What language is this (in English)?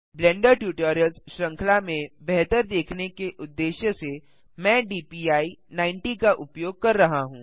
Hindi